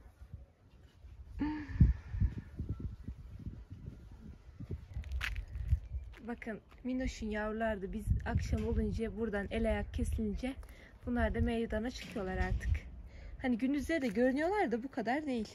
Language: Turkish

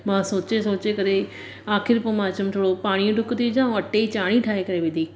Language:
Sindhi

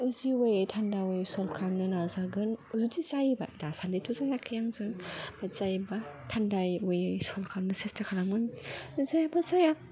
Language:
Bodo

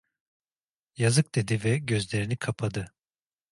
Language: Turkish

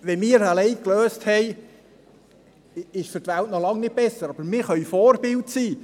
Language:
Swiss German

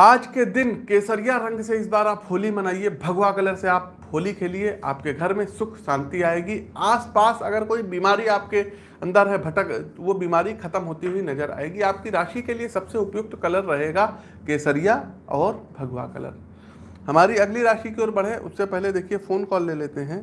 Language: Hindi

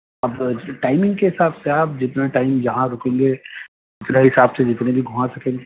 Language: Urdu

